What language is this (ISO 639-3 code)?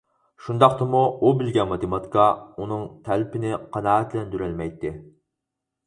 uig